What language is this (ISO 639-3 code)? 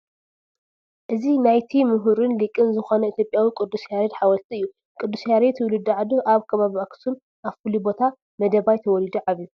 tir